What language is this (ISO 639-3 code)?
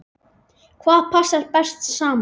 isl